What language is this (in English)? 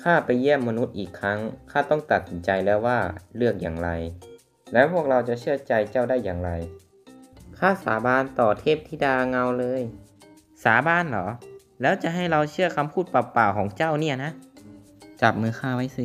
Thai